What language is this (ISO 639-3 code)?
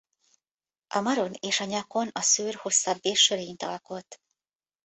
hun